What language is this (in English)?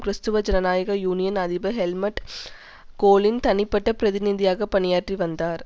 Tamil